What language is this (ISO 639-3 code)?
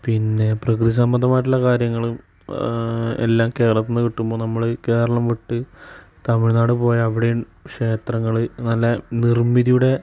mal